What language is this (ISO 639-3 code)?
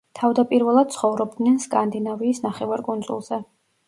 kat